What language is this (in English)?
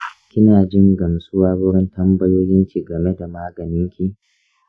Hausa